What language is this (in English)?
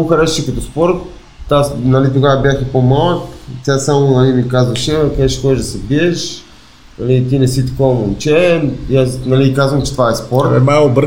Bulgarian